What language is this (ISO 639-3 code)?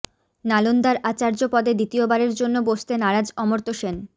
ben